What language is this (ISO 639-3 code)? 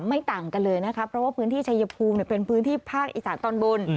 tha